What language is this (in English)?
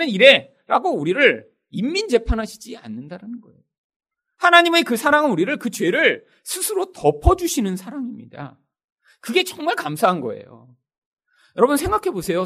Korean